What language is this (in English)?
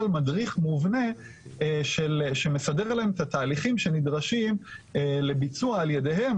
Hebrew